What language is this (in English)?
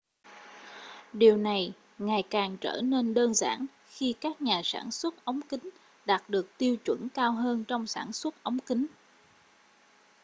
Vietnamese